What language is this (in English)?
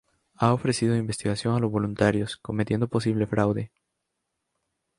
Spanish